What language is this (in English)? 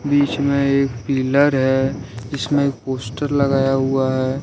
Hindi